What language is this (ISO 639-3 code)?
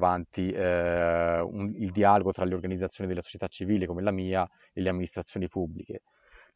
ita